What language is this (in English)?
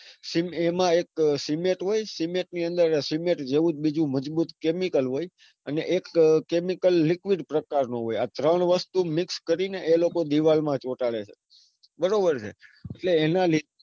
Gujarati